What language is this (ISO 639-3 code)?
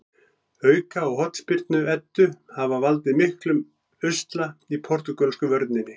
isl